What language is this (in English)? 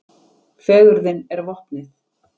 Icelandic